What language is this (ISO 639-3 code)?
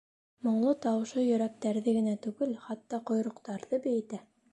bak